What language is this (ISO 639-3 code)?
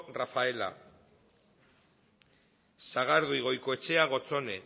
eus